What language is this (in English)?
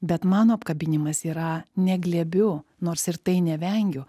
Lithuanian